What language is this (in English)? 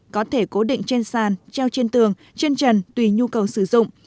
Vietnamese